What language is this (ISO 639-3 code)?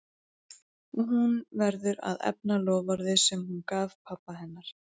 isl